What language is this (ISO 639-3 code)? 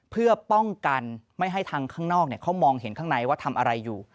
tha